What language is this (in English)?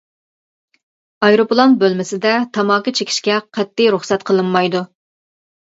Uyghur